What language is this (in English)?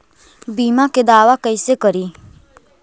Magahi